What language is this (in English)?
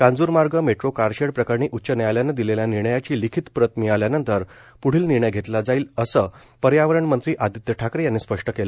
Marathi